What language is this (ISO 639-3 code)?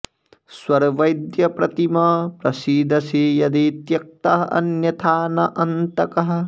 san